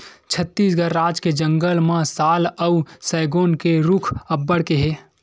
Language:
Chhattisgarhi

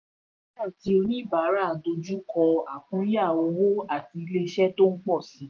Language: Yoruba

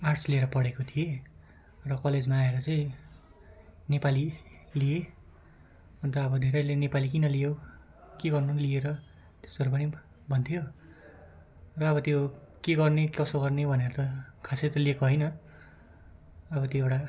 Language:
Nepali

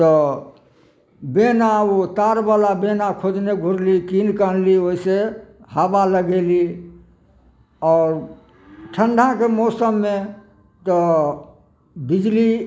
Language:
Maithili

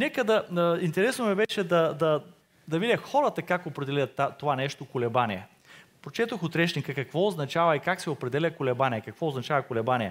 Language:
Bulgarian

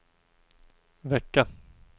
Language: Swedish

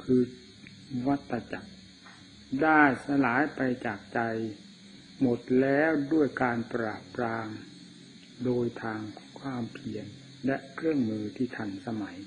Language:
Thai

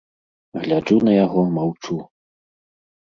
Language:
Belarusian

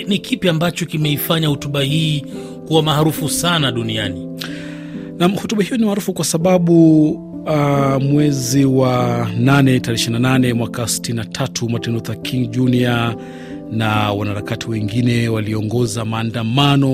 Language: Swahili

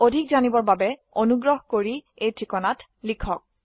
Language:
Assamese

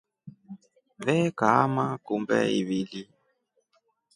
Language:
Rombo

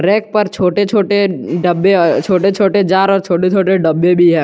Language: Hindi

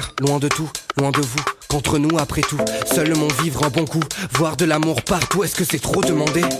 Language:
French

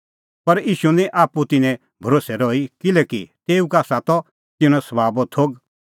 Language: Kullu Pahari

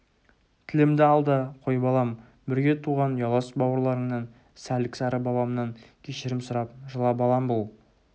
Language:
Kazakh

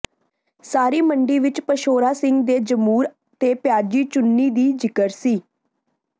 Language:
Punjabi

